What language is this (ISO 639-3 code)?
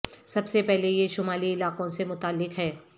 urd